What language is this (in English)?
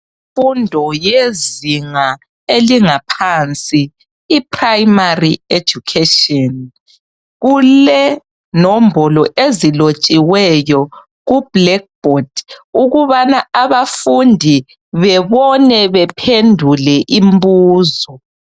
North Ndebele